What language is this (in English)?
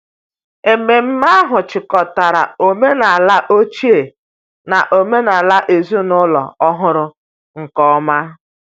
Igbo